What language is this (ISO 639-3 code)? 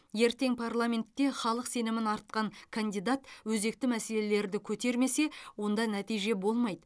kaz